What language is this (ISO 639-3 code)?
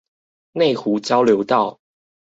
zho